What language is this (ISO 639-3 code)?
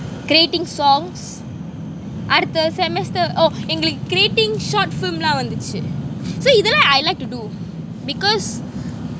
eng